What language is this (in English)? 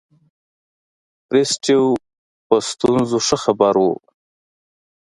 Pashto